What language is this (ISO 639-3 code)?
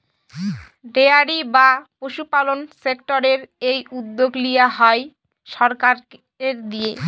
ben